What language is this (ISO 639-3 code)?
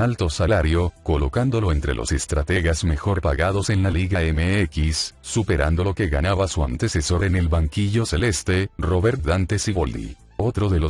spa